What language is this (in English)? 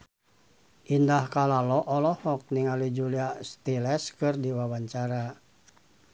Sundanese